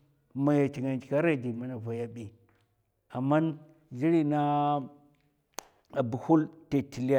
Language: Mafa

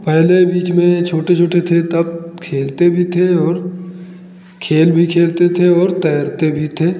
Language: Hindi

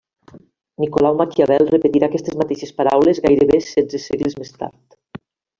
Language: Catalan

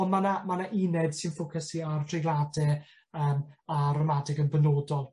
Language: Welsh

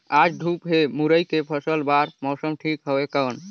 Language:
Chhattisgarhi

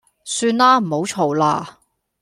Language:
Cantonese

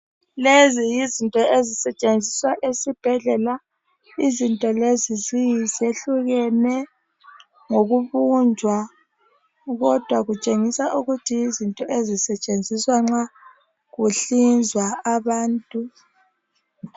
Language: North Ndebele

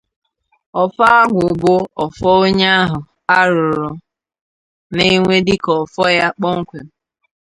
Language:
Igbo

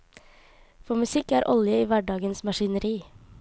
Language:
Norwegian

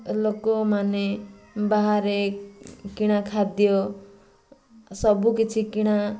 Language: Odia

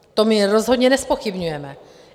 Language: Czech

